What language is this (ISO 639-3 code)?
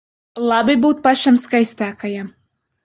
lav